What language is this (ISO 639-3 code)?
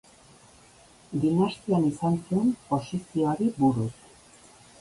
eus